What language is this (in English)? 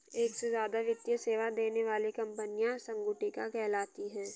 Hindi